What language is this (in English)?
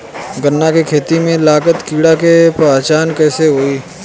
Bhojpuri